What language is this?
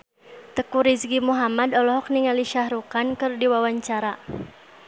Sundanese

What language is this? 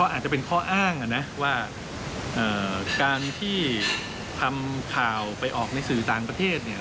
Thai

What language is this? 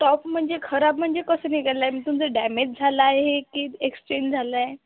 Marathi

